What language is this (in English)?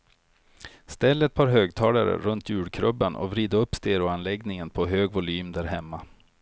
Swedish